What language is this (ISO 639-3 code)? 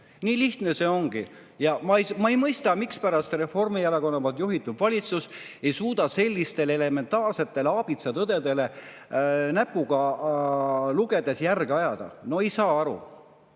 est